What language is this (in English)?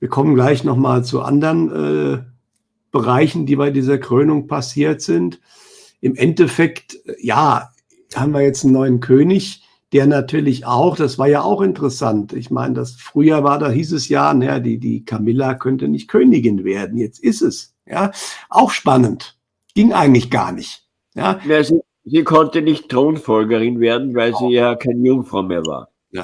German